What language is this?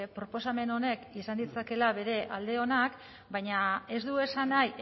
Basque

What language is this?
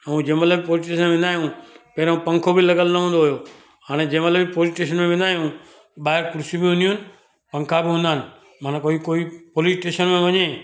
Sindhi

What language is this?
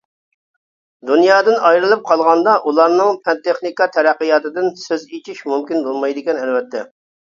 Uyghur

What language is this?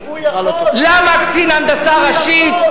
Hebrew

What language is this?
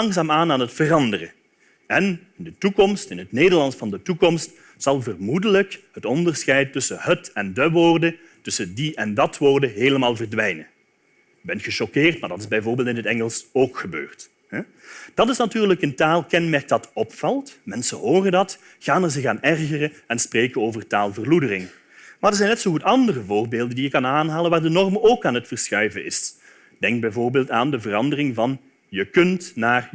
Dutch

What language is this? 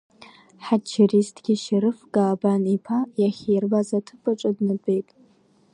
Abkhazian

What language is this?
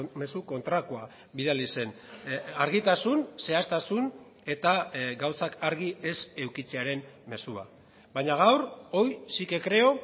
Basque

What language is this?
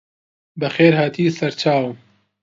Central Kurdish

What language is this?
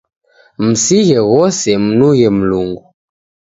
Taita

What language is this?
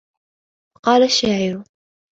Arabic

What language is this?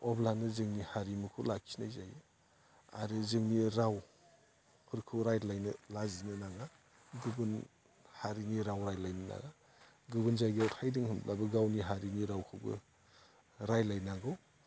Bodo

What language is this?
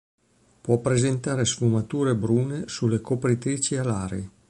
Italian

